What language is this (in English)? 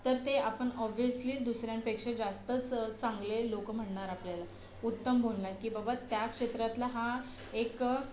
Marathi